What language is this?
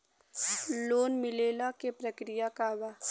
Bhojpuri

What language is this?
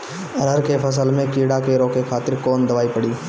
Bhojpuri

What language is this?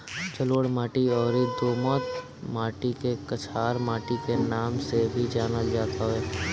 Bhojpuri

